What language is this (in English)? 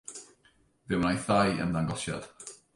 Welsh